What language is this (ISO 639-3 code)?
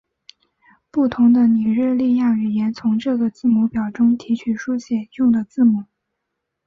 zho